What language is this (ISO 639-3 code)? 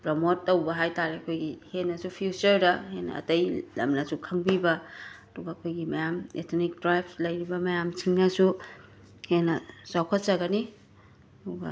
mni